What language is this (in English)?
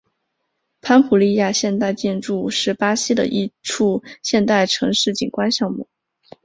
Chinese